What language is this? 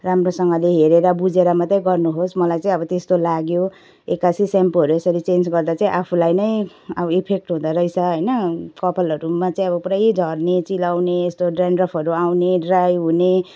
Nepali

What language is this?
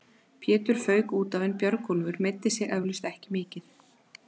Icelandic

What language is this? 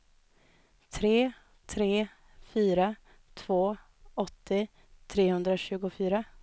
Swedish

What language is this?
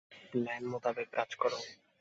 Bangla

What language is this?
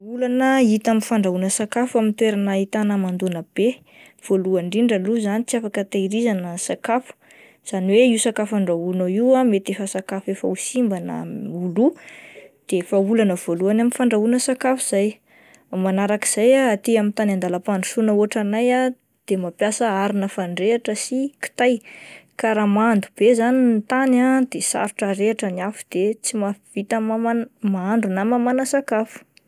Malagasy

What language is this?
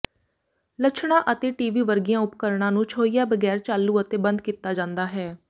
Punjabi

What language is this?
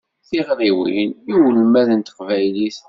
Kabyle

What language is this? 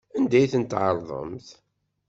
Kabyle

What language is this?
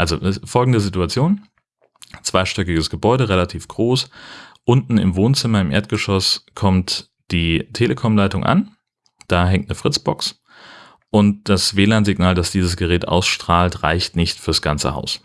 German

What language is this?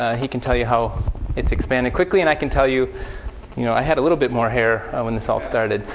English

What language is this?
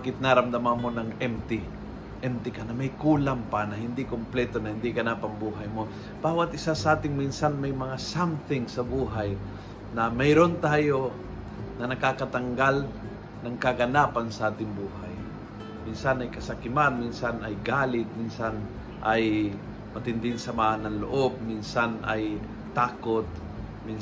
Filipino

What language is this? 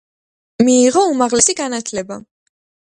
Georgian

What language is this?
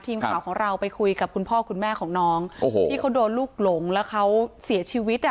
Thai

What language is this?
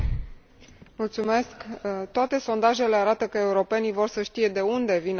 Romanian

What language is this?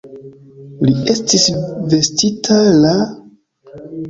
Esperanto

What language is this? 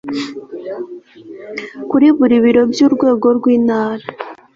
Kinyarwanda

